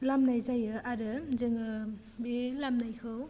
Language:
Bodo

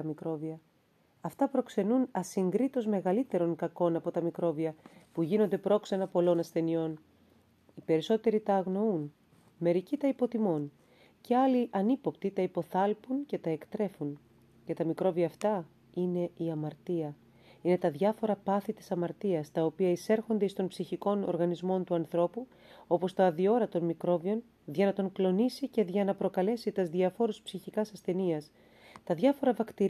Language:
Greek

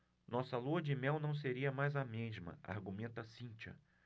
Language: Portuguese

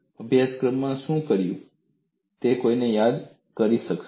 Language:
Gujarati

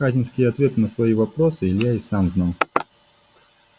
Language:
Russian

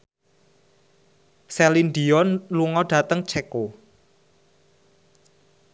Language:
Javanese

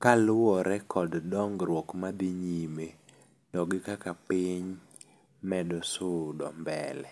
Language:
Luo (Kenya and Tanzania)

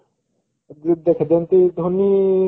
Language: Odia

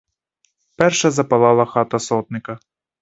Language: Ukrainian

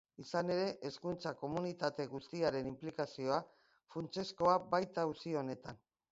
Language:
Basque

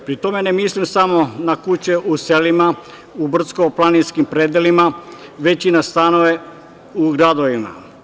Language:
Serbian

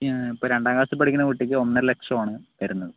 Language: Malayalam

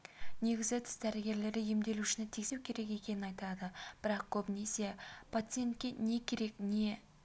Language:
Kazakh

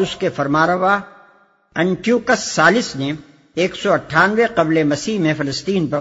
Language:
Urdu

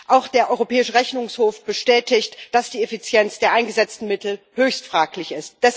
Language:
German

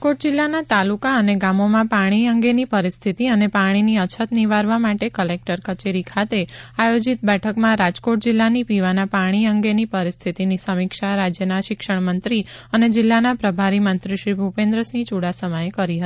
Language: Gujarati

